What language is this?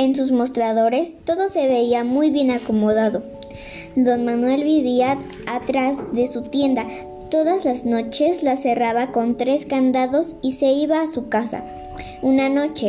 Spanish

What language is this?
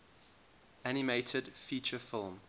English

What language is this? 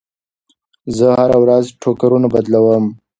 Pashto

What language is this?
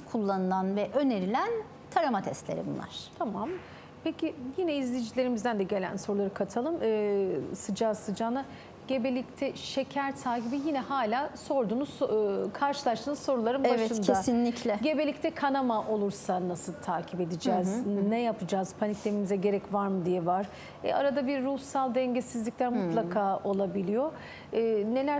Turkish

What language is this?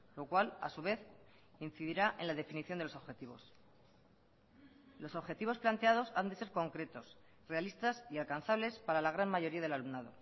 Spanish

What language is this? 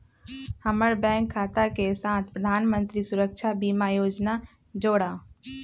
Magahi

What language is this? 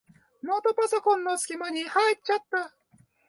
Japanese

